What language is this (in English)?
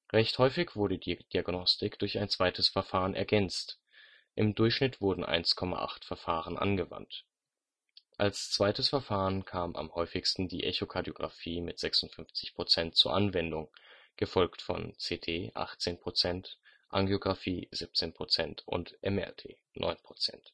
German